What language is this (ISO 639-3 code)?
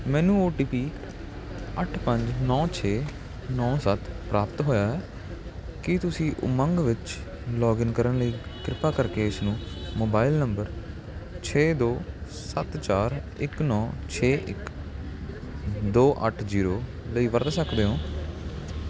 pan